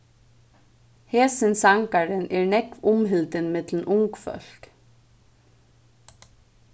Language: Faroese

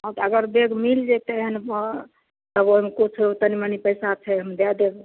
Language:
Maithili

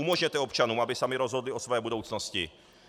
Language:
Czech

